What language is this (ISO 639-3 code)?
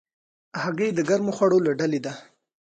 pus